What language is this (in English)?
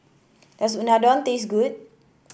English